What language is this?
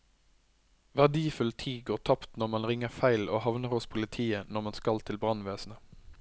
Norwegian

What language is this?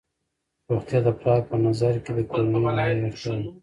Pashto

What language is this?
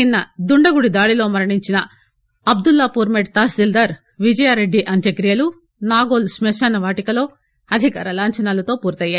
Telugu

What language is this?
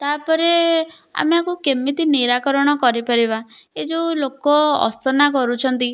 Odia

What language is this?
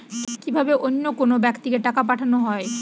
Bangla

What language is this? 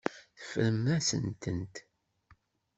Kabyle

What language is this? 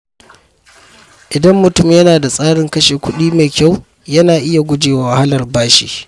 Hausa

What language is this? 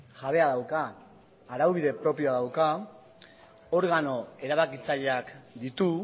Basque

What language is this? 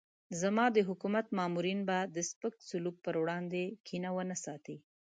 Pashto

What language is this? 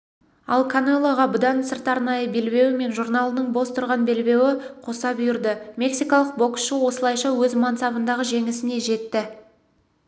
Kazakh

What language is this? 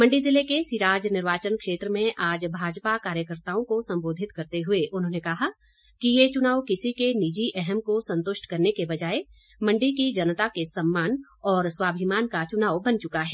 Hindi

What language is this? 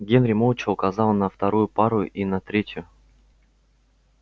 Russian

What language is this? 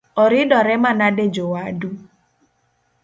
Luo (Kenya and Tanzania)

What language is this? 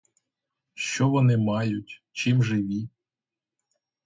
Ukrainian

